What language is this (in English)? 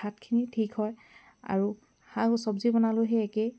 Assamese